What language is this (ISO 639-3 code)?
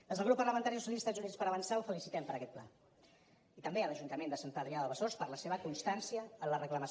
cat